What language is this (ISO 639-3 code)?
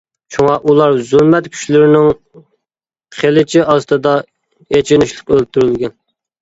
uig